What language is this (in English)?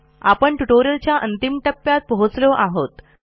Marathi